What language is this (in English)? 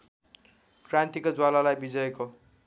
Nepali